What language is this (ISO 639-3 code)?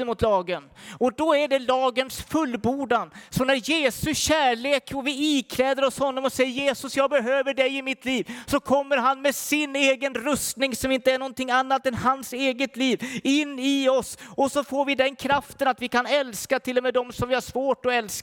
swe